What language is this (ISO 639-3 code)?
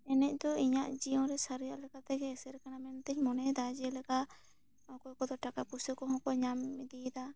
sat